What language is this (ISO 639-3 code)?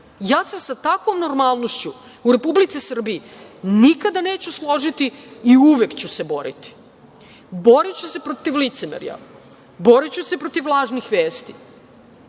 srp